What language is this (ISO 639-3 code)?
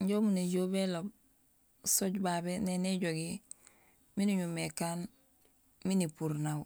gsl